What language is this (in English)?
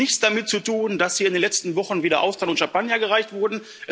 German